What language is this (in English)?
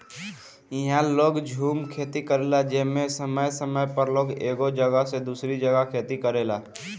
Bhojpuri